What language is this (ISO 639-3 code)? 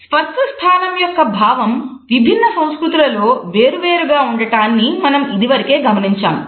tel